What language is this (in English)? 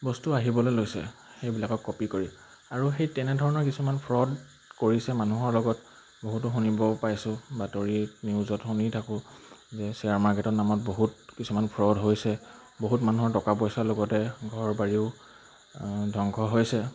Assamese